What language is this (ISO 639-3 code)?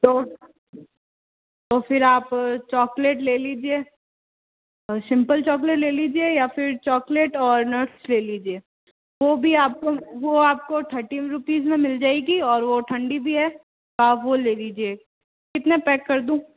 hin